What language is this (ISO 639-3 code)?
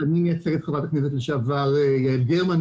heb